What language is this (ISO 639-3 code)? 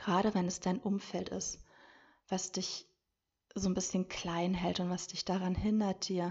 deu